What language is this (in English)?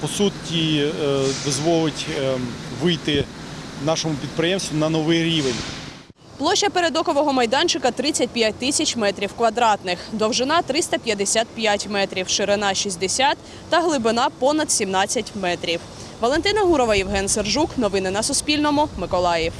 Ukrainian